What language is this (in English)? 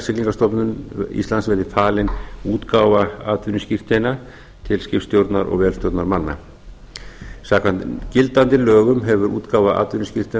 Icelandic